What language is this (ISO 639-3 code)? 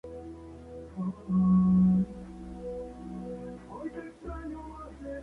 spa